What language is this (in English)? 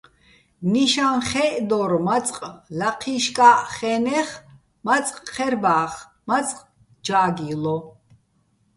Bats